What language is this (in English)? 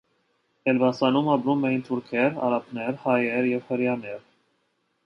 Armenian